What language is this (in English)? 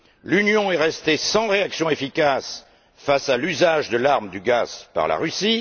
French